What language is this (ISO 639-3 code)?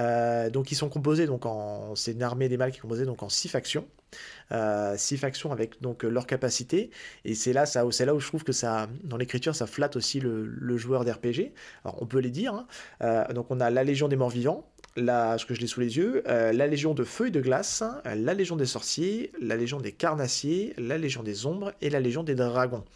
fra